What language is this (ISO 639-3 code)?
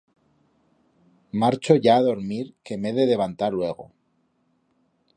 arg